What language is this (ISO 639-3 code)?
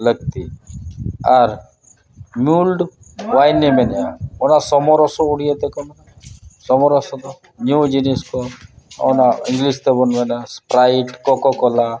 sat